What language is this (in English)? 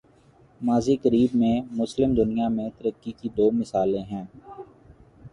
Urdu